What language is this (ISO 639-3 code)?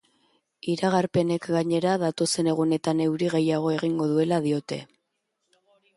eus